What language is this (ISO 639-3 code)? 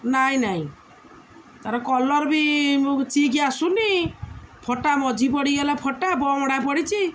ori